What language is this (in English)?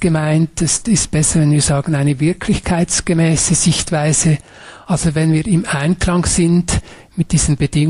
German